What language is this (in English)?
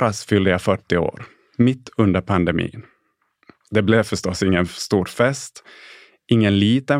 Swedish